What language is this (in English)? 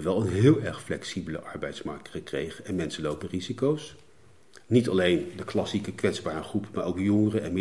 Dutch